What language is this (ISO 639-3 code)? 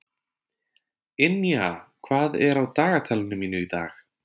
isl